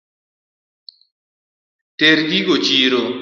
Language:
Luo (Kenya and Tanzania)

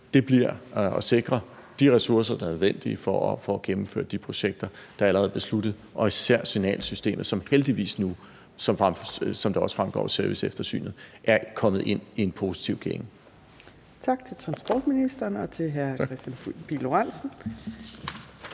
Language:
Danish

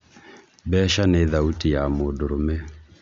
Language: Kikuyu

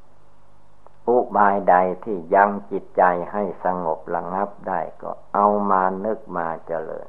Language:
Thai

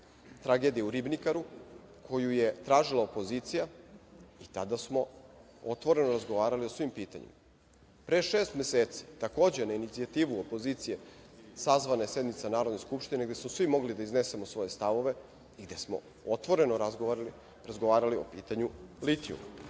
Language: Serbian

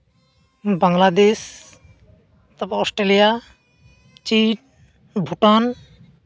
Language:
Santali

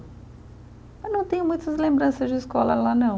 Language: Portuguese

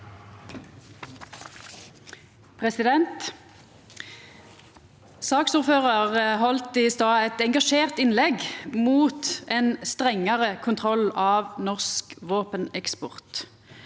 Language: Norwegian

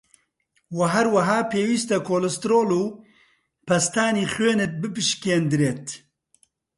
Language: Central Kurdish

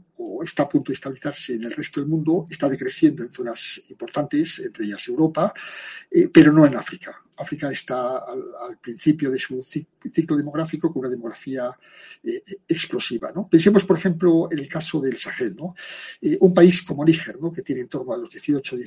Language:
Spanish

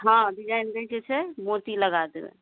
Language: Maithili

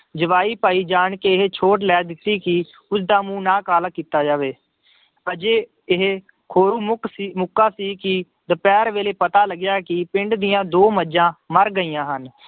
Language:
Punjabi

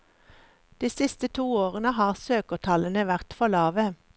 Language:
Norwegian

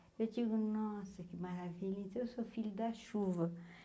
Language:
Portuguese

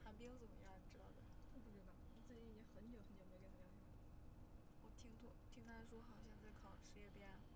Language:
Chinese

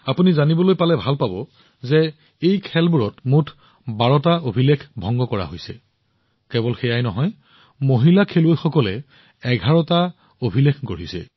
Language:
Assamese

